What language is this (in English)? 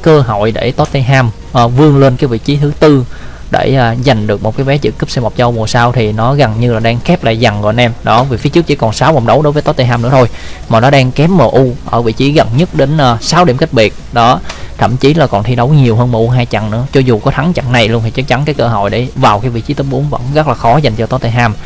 Vietnamese